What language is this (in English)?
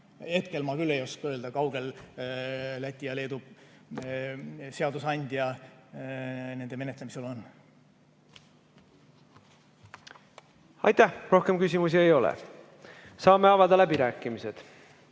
Estonian